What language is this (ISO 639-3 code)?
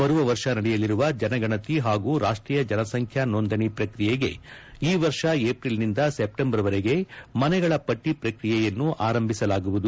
kan